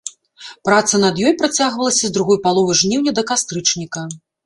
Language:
Belarusian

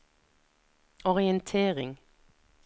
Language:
Norwegian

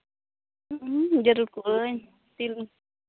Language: Santali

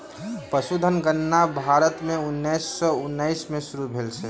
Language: Maithili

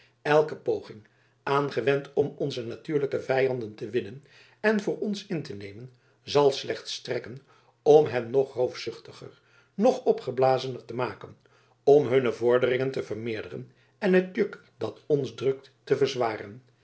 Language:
Dutch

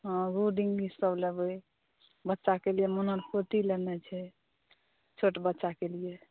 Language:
Maithili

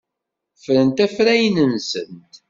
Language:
Kabyle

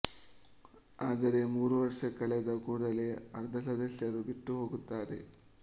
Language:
Kannada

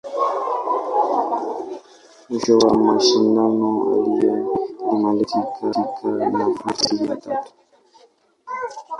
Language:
Swahili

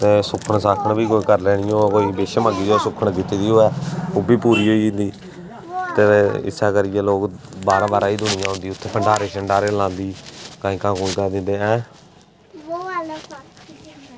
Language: Dogri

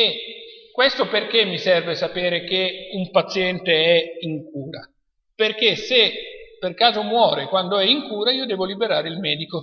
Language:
Italian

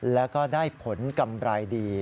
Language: Thai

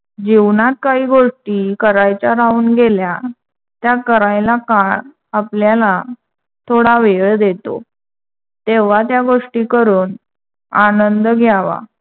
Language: Marathi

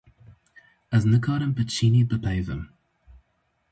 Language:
Kurdish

